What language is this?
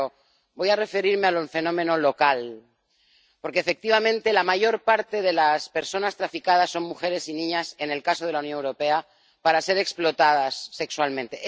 Spanish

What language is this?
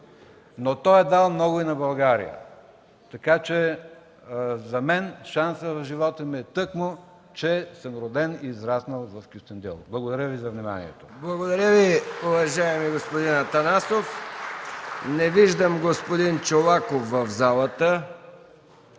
Bulgarian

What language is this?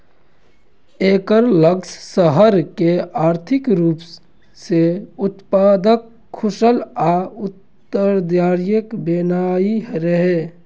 Maithili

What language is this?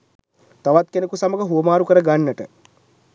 Sinhala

